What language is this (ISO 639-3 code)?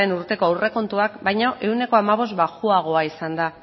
eus